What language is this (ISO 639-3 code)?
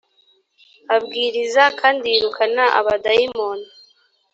kin